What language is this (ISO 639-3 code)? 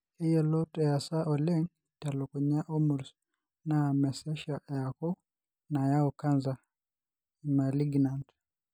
mas